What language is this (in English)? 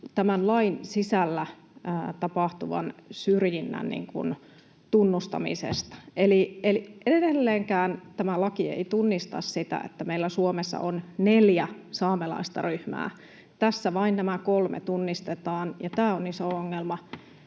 Finnish